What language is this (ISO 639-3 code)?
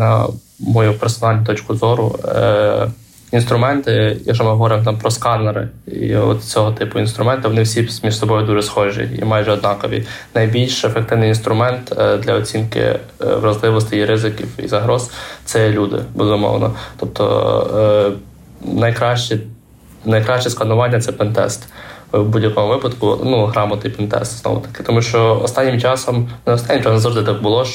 ukr